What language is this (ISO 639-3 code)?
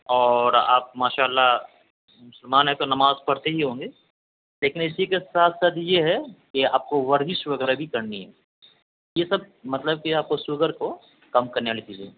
urd